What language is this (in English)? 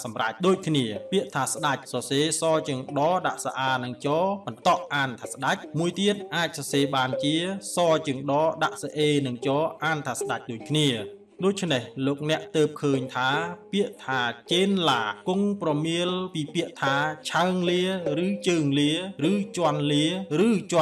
Thai